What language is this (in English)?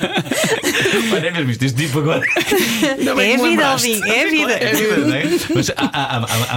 Portuguese